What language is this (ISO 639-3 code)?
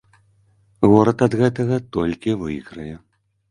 bel